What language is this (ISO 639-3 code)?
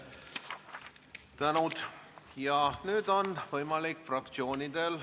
est